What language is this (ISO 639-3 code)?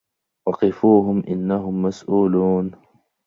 ara